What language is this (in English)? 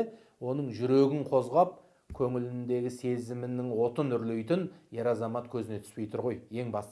Turkish